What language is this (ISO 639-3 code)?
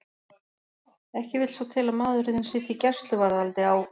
isl